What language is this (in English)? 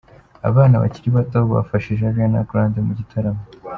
Kinyarwanda